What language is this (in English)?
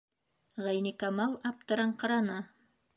Bashkir